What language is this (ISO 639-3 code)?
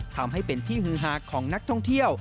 tha